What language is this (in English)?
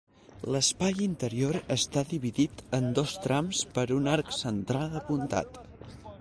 Catalan